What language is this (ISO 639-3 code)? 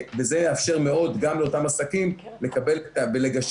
heb